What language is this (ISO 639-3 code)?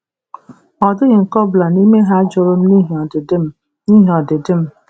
ibo